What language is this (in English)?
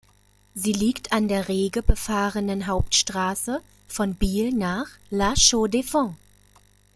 German